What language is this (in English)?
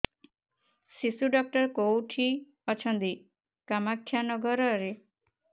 Odia